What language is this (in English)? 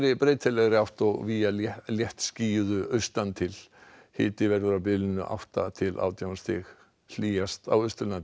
Icelandic